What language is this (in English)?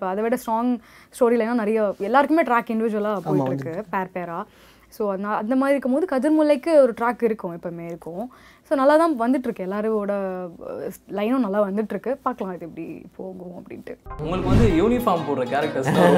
Tamil